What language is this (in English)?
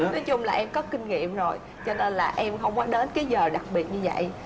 Vietnamese